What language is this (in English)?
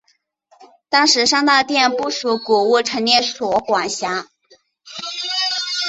Chinese